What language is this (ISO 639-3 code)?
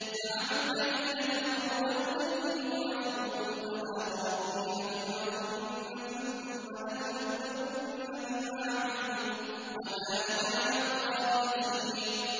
ara